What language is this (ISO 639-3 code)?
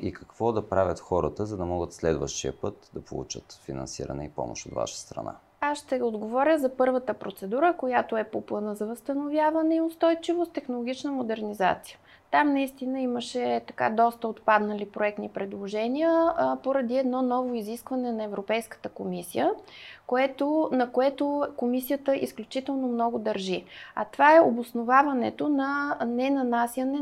bul